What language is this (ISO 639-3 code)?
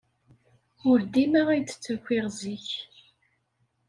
kab